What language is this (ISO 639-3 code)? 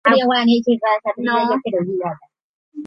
grn